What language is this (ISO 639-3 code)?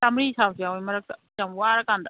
mni